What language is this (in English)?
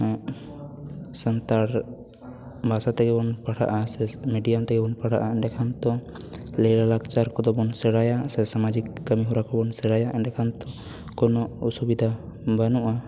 Santali